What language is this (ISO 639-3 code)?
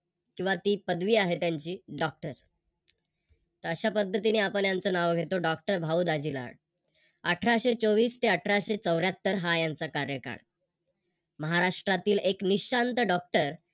mar